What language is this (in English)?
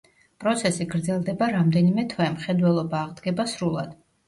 Georgian